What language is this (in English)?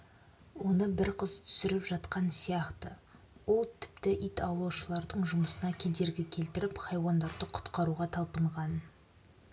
Kazakh